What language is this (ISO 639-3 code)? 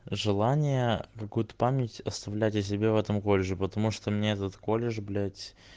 rus